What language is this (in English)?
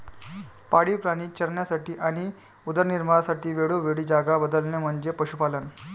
Marathi